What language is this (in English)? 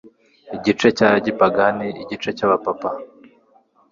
Kinyarwanda